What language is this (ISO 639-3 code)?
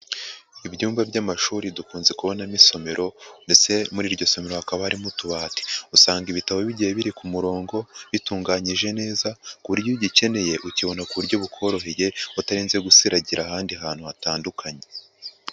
kin